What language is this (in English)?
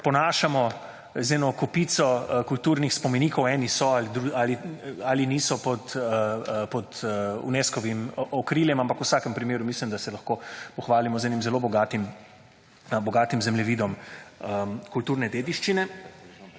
Slovenian